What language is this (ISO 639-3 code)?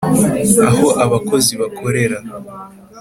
kin